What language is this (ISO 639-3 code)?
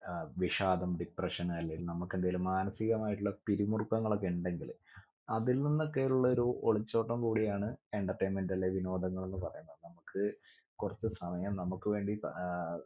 mal